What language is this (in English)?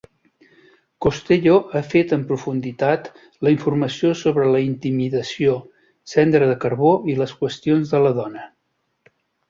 Catalan